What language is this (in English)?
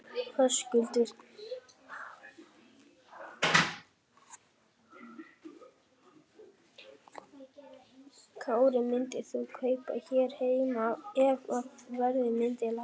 Icelandic